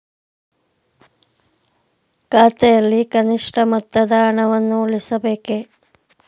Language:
Kannada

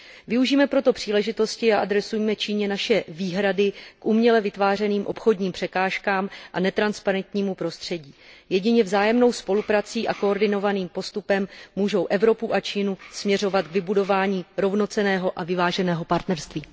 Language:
Czech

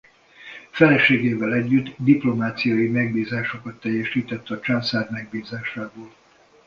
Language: Hungarian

